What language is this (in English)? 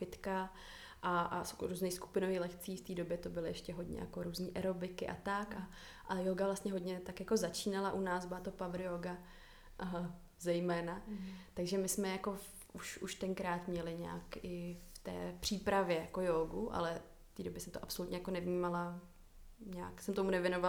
Czech